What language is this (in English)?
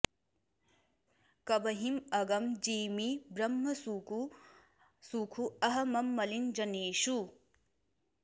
Sanskrit